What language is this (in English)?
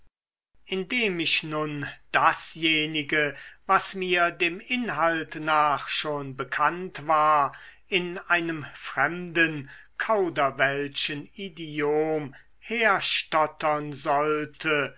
German